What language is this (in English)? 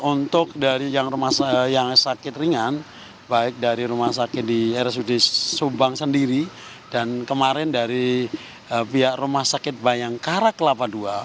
Indonesian